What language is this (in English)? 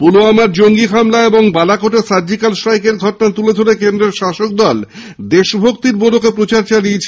Bangla